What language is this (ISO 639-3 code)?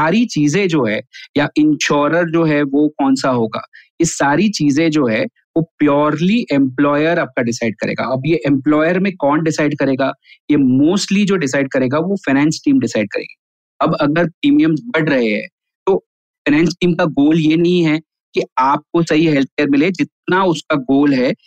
hin